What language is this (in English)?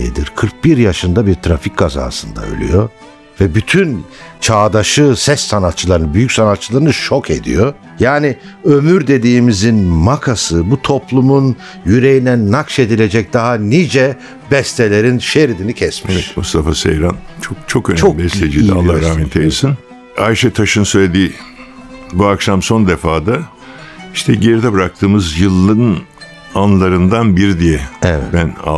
Turkish